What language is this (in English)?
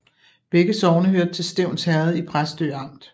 Danish